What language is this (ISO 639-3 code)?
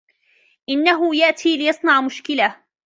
ara